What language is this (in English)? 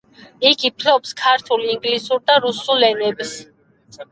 Georgian